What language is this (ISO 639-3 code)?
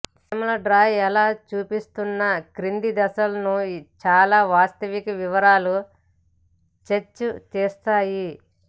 tel